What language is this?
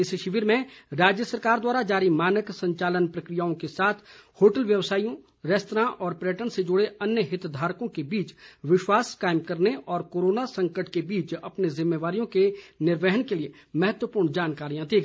Hindi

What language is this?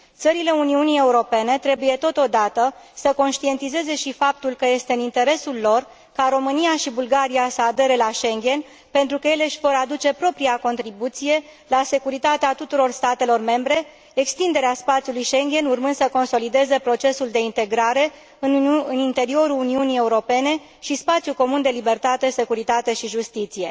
Romanian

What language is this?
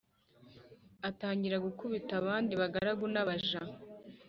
Kinyarwanda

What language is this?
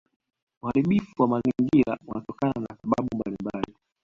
Swahili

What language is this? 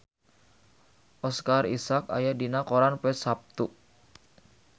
Sundanese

